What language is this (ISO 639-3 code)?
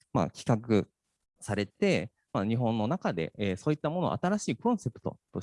jpn